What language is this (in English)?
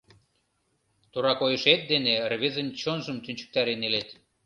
Mari